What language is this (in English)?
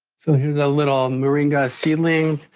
English